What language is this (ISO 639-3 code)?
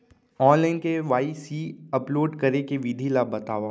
hne